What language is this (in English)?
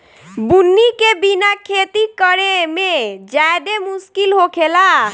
Bhojpuri